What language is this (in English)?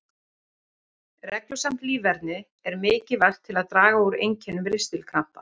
Icelandic